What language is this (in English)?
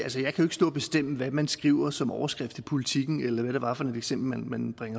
Danish